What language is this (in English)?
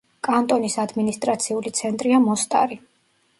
Georgian